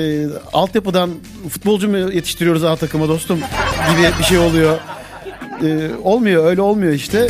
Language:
Turkish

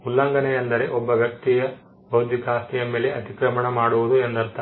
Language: Kannada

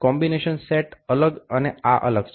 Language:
Gujarati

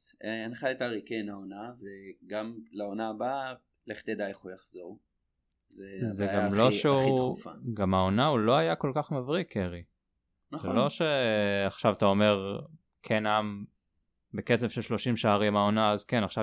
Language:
Hebrew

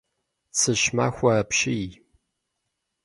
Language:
Kabardian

